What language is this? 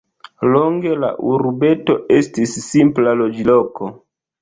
Esperanto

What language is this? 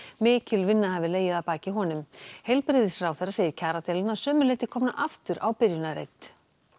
Icelandic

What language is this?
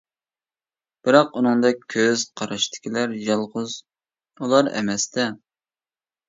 Uyghur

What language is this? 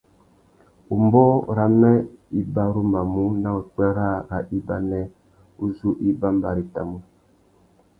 Tuki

